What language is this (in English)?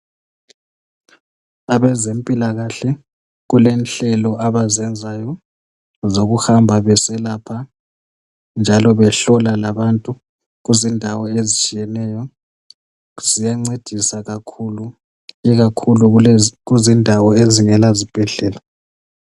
North Ndebele